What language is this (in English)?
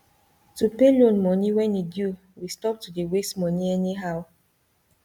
Nigerian Pidgin